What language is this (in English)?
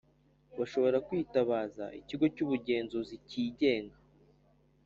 Kinyarwanda